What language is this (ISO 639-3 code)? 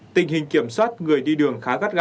vie